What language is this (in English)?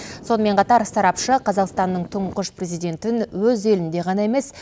Kazakh